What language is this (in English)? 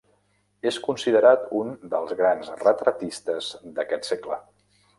Catalan